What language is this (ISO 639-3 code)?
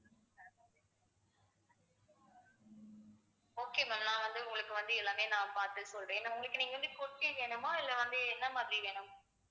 tam